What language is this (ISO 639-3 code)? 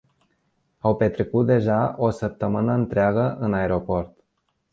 ron